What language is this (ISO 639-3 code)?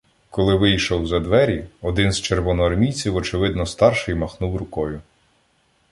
ukr